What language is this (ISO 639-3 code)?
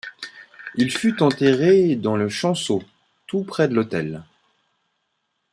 fra